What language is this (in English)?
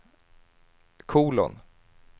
Swedish